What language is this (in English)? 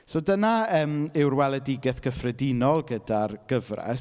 Welsh